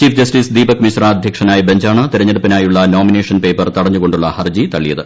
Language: Malayalam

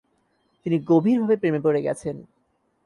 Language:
Bangla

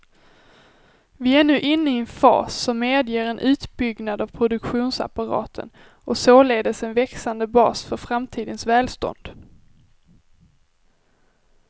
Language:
Swedish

